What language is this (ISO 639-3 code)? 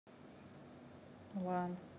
rus